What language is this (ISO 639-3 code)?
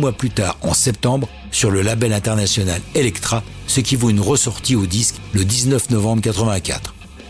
fra